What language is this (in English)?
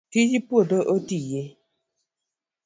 Luo (Kenya and Tanzania)